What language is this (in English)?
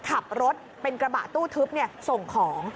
Thai